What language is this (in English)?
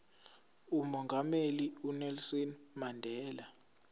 Zulu